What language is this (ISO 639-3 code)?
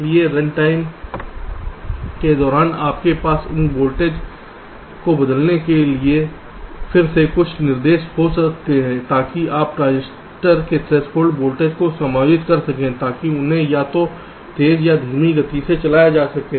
hin